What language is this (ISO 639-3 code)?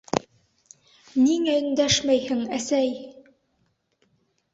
bak